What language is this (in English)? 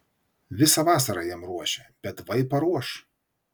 Lithuanian